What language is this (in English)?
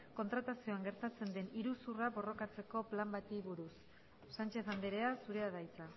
Basque